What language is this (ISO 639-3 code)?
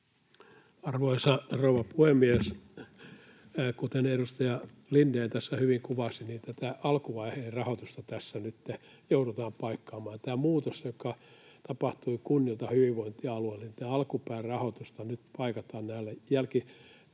fin